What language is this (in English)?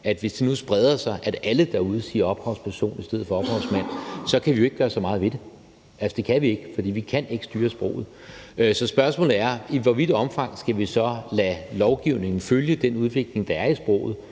Danish